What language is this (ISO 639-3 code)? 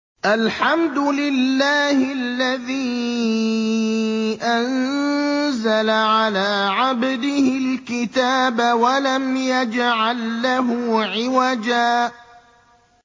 ara